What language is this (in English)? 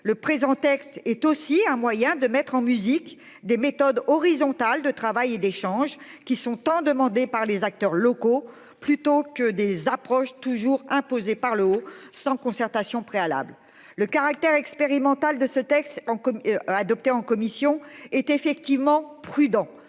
French